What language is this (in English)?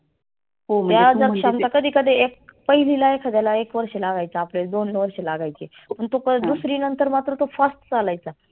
Marathi